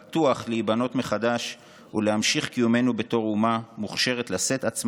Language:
Hebrew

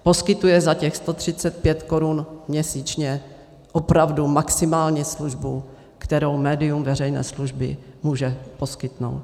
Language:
Czech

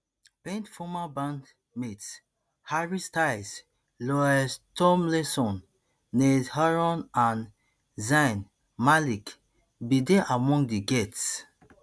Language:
Nigerian Pidgin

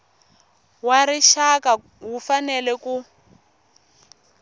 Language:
Tsonga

